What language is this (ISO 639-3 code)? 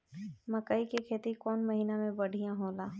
bho